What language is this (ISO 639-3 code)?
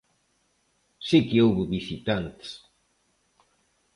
glg